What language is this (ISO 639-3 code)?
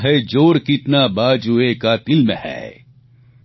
guj